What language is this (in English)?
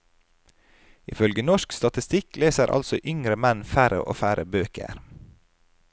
Norwegian